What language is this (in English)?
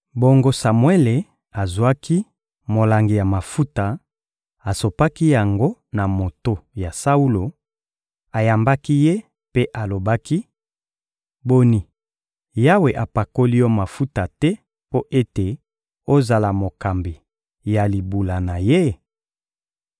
Lingala